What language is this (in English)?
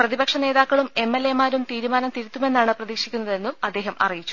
Malayalam